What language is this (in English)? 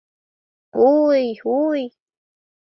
Mari